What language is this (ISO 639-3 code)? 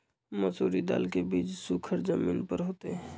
mag